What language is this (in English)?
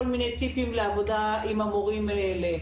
Hebrew